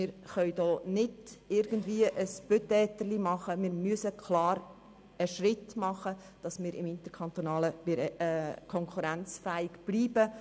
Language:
Swiss German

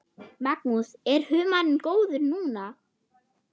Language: Icelandic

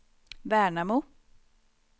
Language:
Swedish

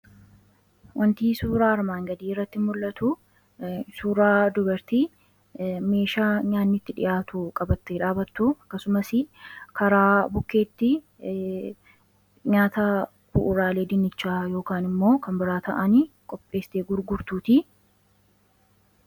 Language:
Oromo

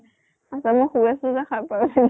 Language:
Assamese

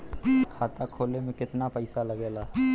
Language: Bhojpuri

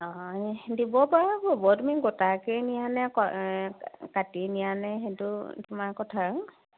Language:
Assamese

